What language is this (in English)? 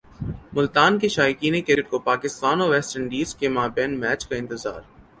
Urdu